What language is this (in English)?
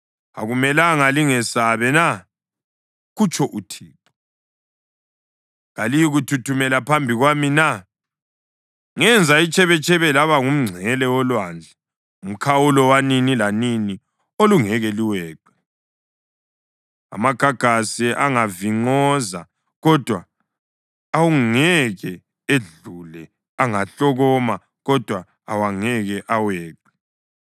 North Ndebele